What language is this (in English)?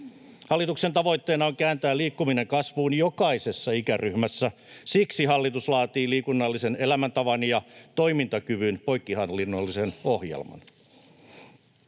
Finnish